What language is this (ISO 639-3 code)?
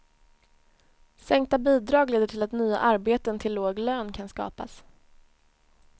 swe